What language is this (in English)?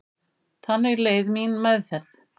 Icelandic